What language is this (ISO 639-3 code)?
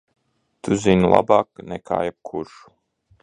lav